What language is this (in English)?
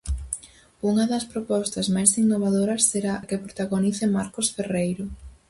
Galician